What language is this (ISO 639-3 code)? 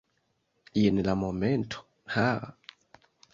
epo